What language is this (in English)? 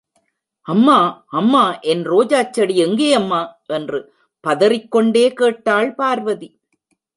Tamil